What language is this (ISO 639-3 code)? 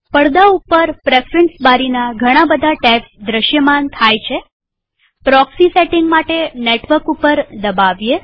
guj